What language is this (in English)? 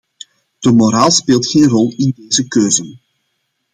Dutch